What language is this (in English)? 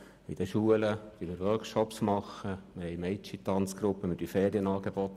Swiss German